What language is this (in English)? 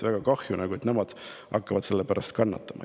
Estonian